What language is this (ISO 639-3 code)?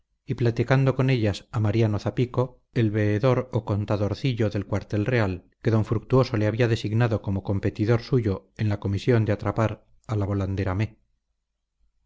spa